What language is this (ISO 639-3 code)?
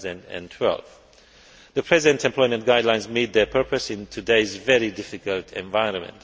eng